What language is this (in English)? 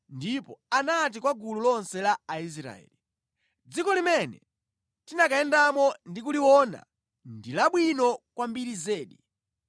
Nyanja